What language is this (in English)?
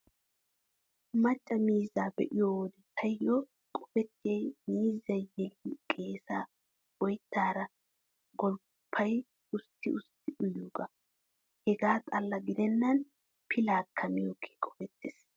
Wolaytta